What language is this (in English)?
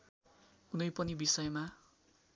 Nepali